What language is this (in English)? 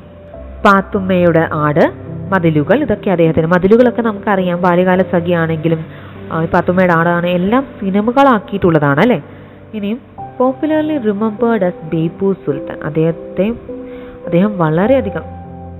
Malayalam